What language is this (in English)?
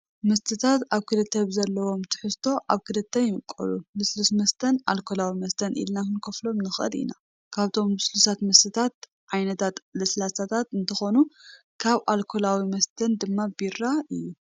Tigrinya